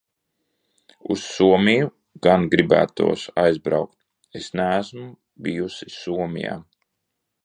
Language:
Latvian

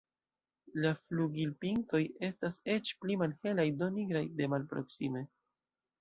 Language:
Esperanto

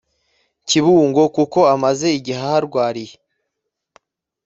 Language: Kinyarwanda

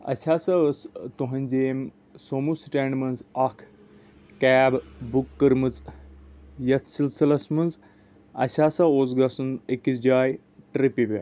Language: Kashmiri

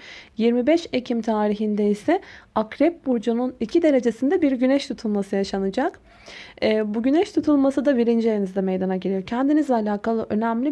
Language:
Turkish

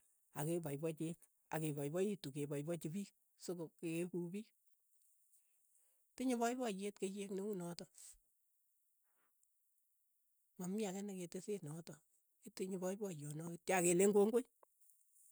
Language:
Keiyo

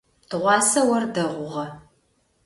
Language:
Adyghe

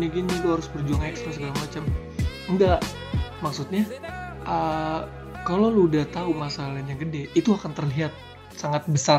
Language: Indonesian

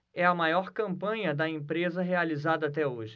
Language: Portuguese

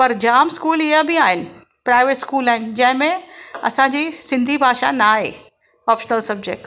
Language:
Sindhi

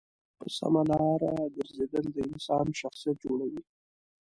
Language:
Pashto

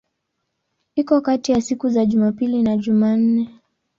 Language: Swahili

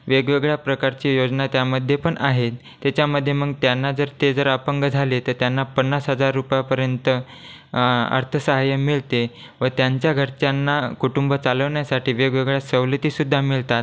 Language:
Marathi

